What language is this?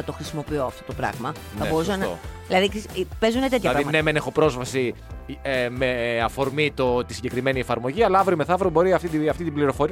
Greek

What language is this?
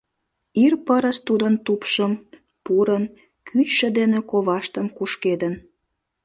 Mari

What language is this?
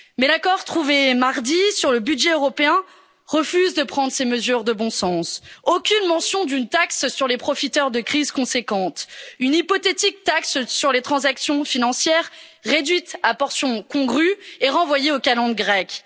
French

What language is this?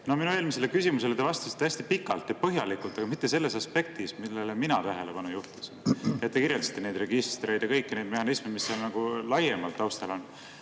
Estonian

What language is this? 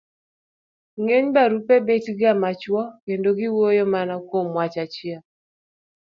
Luo (Kenya and Tanzania)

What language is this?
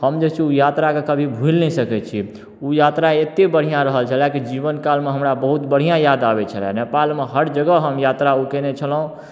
Maithili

